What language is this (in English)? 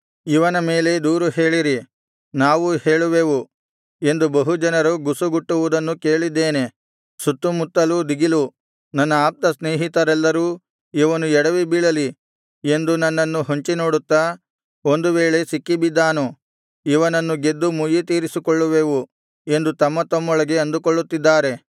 Kannada